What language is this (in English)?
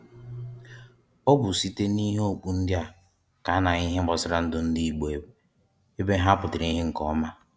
Igbo